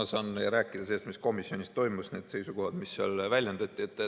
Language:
Estonian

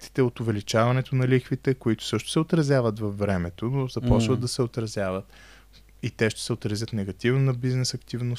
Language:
Bulgarian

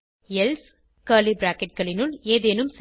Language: Tamil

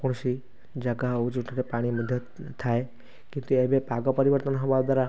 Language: Odia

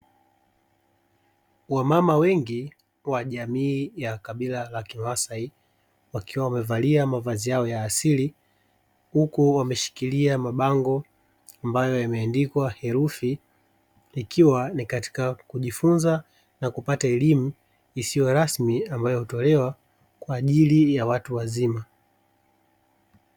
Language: Swahili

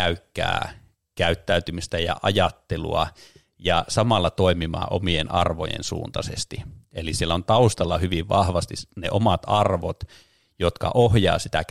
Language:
Finnish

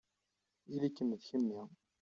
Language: Kabyle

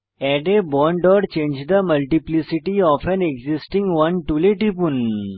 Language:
Bangla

